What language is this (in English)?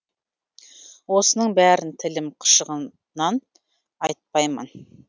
Kazakh